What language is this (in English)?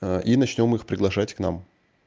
Russian